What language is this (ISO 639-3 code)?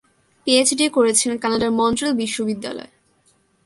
ben